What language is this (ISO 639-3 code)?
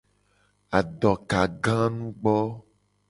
gej